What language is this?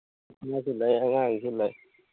Manipuri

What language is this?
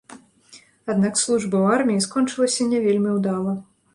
Belarusian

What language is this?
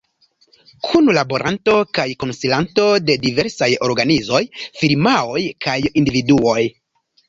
Esperanto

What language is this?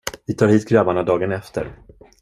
Swedish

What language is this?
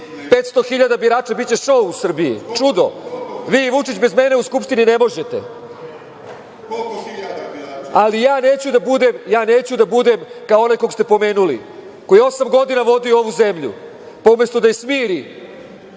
Serbian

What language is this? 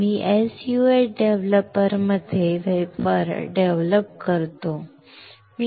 Marathi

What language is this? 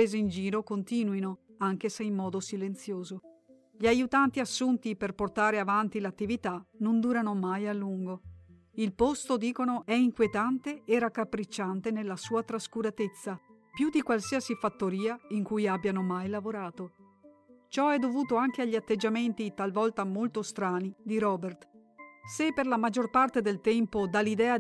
Italian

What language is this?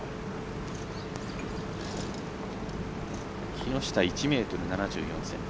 Japanese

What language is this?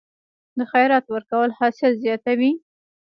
Pashto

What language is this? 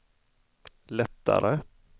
Swedish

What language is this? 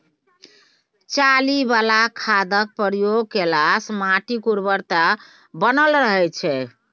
Maithili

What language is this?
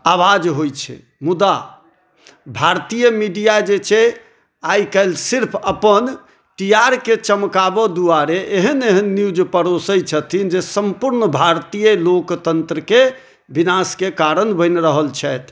Maithili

